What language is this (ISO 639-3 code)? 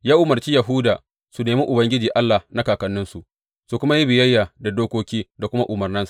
hau